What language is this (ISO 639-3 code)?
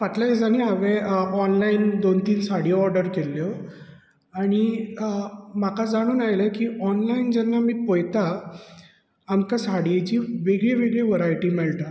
kok